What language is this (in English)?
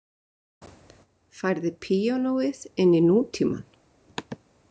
Icelandic